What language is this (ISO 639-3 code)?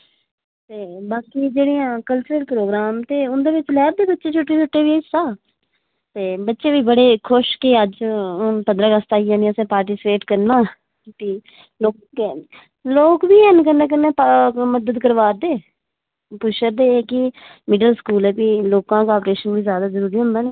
doi